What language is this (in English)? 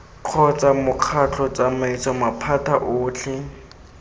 Tswana